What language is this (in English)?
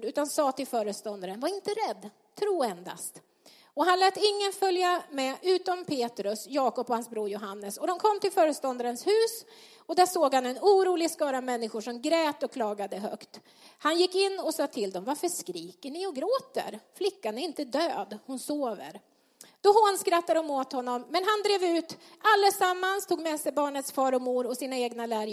Swedish